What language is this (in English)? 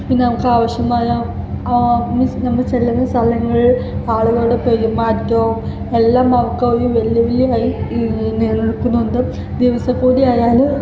Malayalam